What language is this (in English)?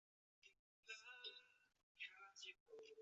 Chinese